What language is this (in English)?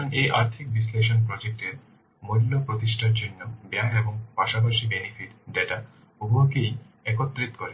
Bangla